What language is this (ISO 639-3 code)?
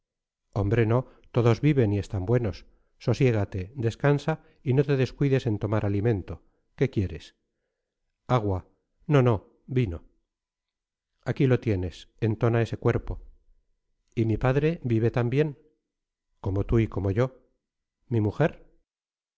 spa